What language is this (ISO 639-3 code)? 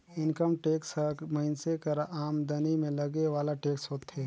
hne